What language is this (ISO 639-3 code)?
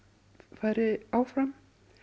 isl